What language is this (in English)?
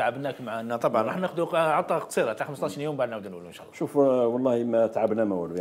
Arabic